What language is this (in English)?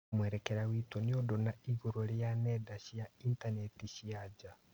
Kikuyu